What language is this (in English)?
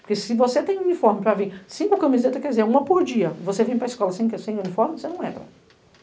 Portuguese